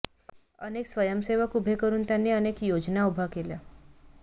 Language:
Marathi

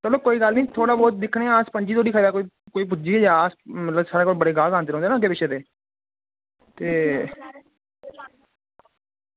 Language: Dogri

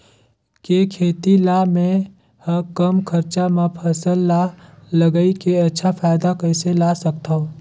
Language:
Chhattisgarhi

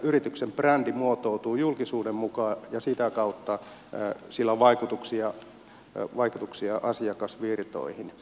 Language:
Finnish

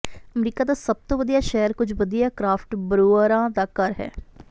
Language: Punjabi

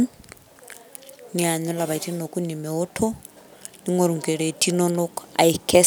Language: Masai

